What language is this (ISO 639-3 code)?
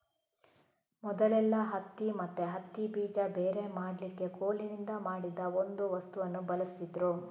kan